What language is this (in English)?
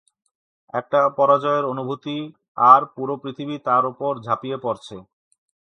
Bangla